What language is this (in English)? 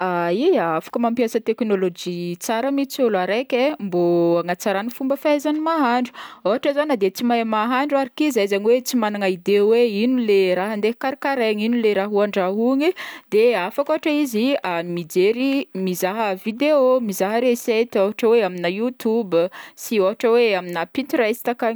Northern Betsimisaraka Malagasy